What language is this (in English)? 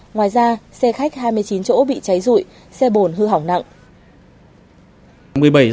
Vietnamese